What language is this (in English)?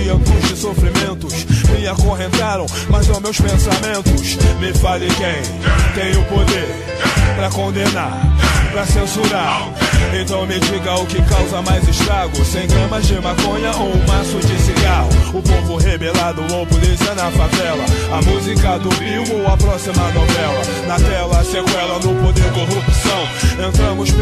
Portuguese